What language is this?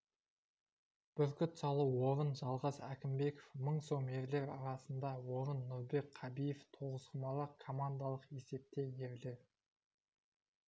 Kazakh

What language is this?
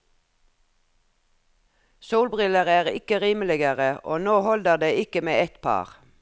Norwegian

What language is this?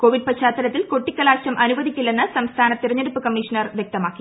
Malayalam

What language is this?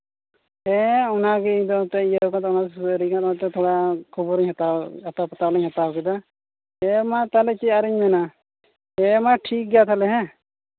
Santali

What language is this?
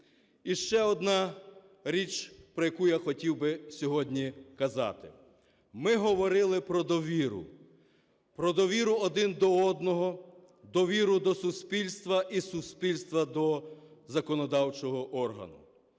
Ukrainian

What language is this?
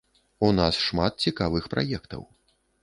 Belarusian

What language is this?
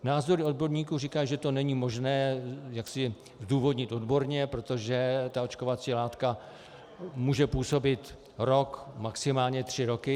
Czech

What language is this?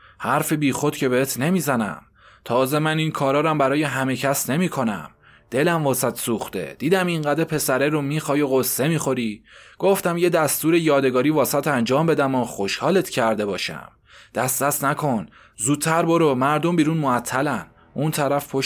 Persian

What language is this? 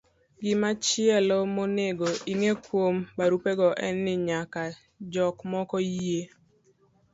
Luo (Kenya and Tanzania)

